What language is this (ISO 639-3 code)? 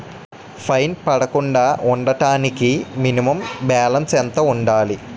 tel